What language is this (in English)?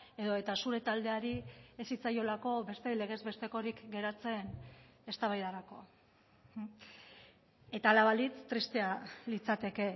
Basque